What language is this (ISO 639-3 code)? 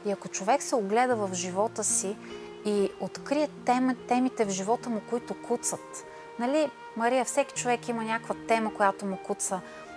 bul